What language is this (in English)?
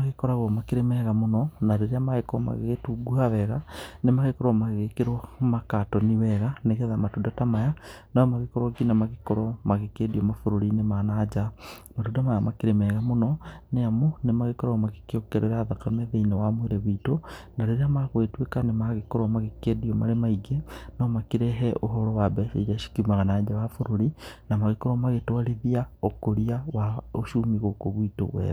Kikuyu